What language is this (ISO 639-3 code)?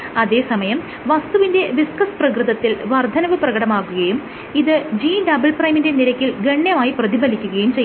mal